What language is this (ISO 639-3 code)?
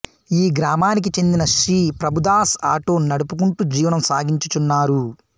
tel